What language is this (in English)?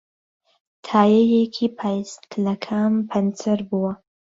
Central Kurdish